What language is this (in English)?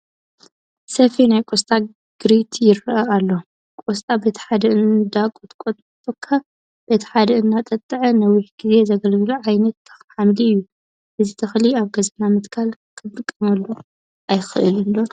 Tigrinya